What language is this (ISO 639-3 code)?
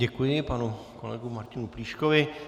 ces